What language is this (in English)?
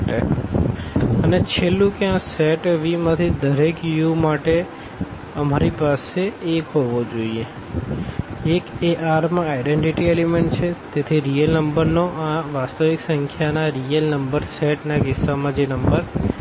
Gujarati